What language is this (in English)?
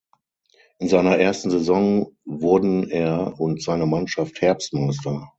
German